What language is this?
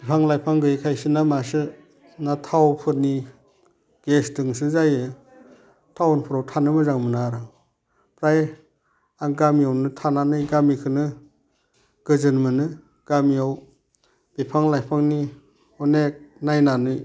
Bodo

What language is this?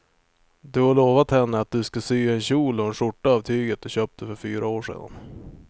Swedish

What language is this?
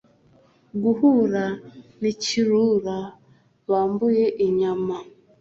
Kinyarwanda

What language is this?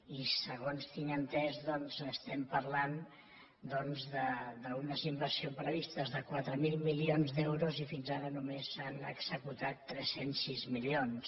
Catalan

